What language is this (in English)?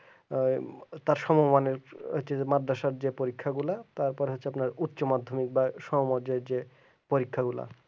Bangla